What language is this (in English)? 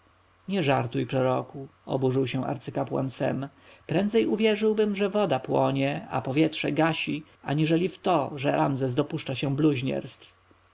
Polish